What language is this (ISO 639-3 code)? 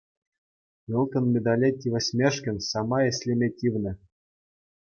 chv